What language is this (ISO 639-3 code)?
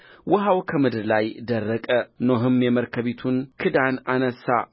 amh